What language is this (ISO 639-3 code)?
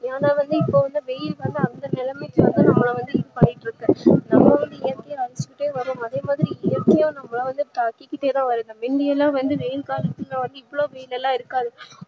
tam